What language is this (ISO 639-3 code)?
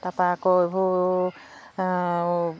asm